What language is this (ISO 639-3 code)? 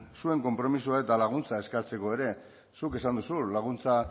eus